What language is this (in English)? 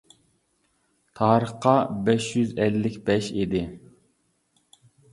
Uyghur